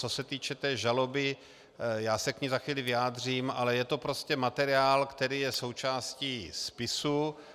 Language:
Czech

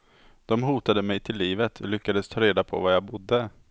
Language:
Swedish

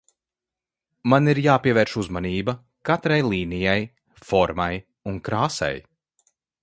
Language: Latvian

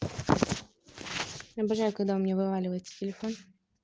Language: Russian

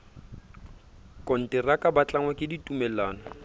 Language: Southern Sotho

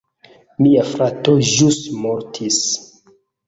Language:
Esperanto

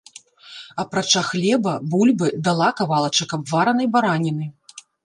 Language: Belarusian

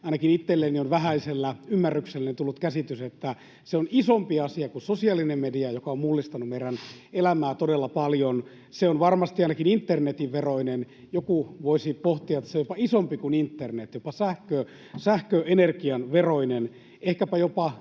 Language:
Finnish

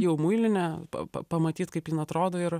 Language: Lithuanian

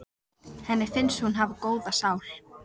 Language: Icelandic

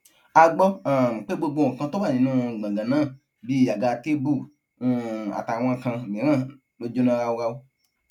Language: Yoruba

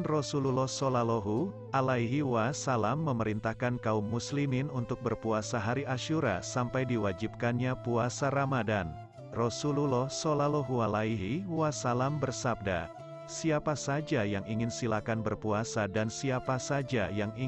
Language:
Indonesian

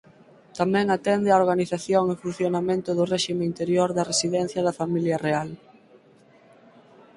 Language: Galician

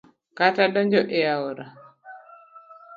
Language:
Luo (Kenya and Tanzania)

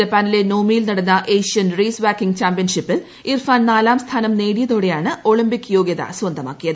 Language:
Malayalam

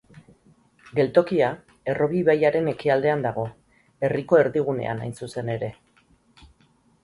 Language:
Basque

